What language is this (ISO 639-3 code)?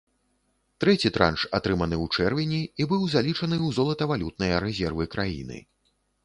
bel